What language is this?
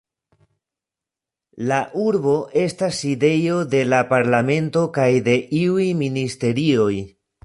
Esperanto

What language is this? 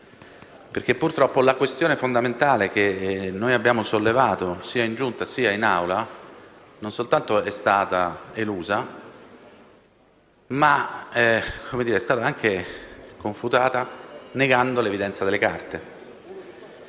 Italian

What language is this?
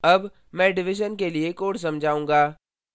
Hindi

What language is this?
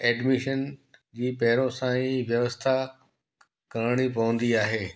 Sindhi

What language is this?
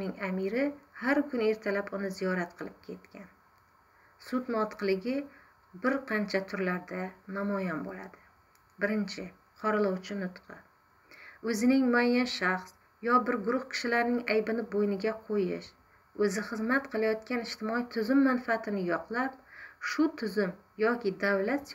Turkish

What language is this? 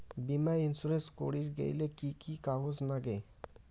Bangla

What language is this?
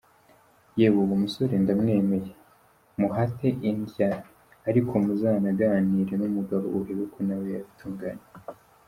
Kinyarwanda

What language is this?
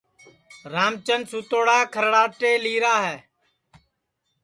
Sansi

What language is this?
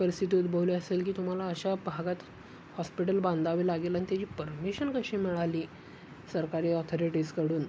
Marathi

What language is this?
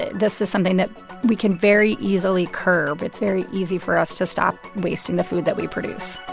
English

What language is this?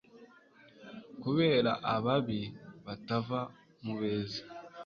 Kinyarwanda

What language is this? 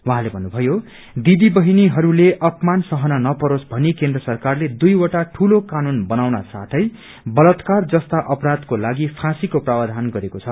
Nepali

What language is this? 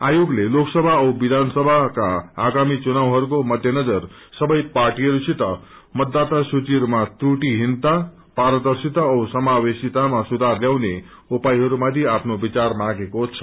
Nepali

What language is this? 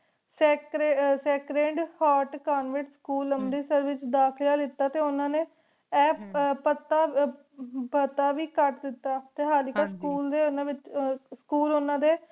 Punjabi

